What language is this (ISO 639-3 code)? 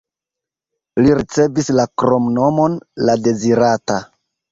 epo